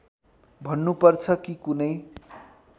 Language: Nepali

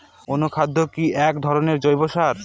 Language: Bangla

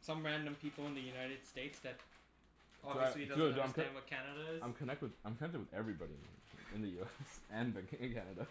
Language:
English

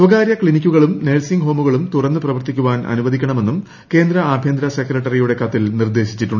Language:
Malayalam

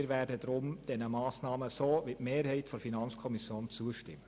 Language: Swiss German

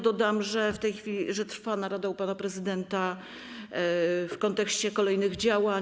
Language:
Polish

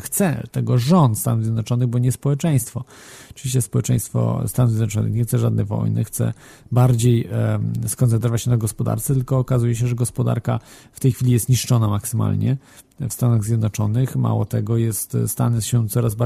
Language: Polish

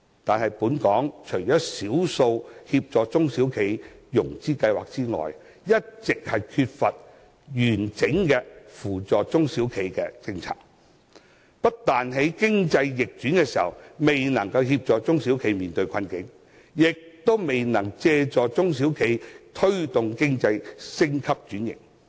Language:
Cantonese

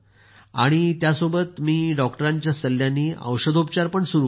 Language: Marathi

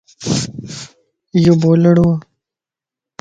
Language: Lasi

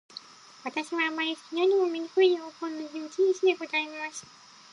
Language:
Japanese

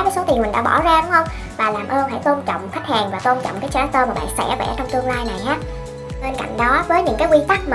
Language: Vietnamese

